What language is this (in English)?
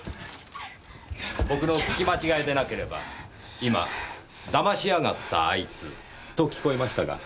Japanese